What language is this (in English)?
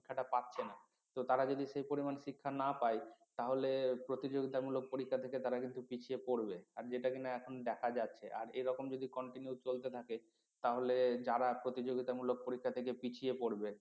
Bangla